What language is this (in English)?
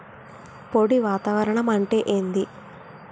Telugu